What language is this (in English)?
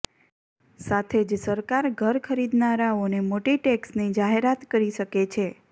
Gujarati